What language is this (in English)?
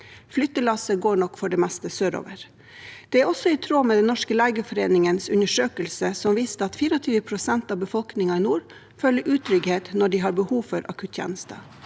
Norwegian